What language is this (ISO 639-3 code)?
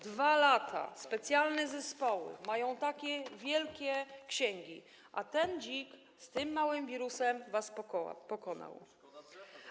pol